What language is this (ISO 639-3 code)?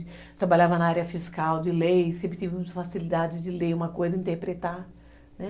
por